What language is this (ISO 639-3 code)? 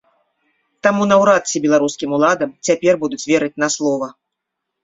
bel